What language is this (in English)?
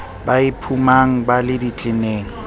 Southern Sotho